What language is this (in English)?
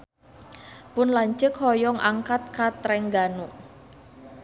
Sundanese